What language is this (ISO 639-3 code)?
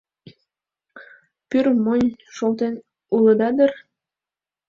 chm